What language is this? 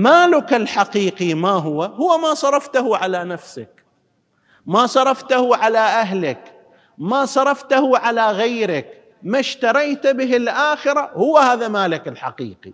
Arabic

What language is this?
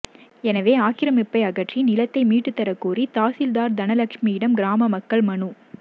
Tamil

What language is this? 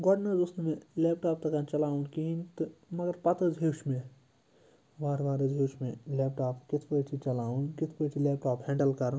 Kashmiri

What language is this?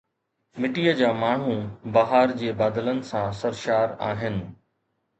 Sindhi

